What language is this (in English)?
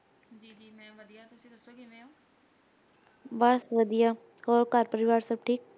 Punjabi